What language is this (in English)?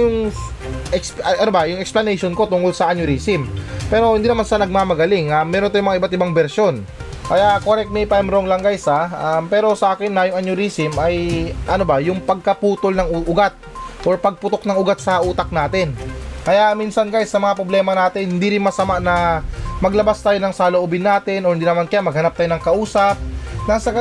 Filipino